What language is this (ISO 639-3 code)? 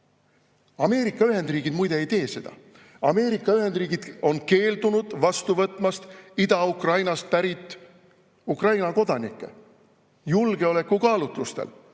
est